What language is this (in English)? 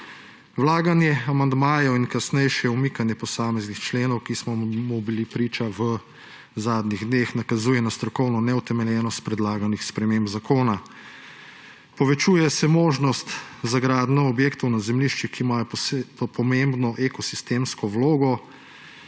Slovenian